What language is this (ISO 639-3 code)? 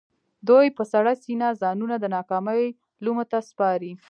pus